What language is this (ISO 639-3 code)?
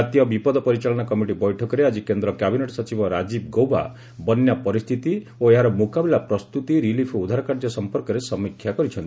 ori